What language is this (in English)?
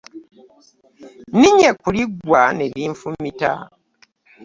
Ganda